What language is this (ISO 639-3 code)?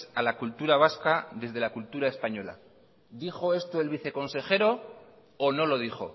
spa